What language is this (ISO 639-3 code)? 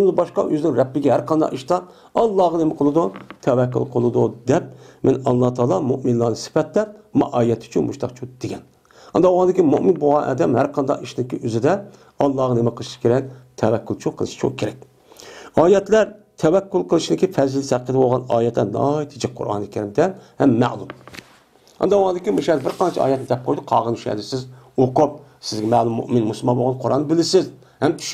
tur